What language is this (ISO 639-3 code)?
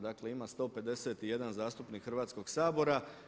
hrv